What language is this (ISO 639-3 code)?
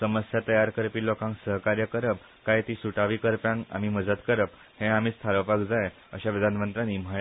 kok